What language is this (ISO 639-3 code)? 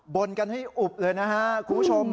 tha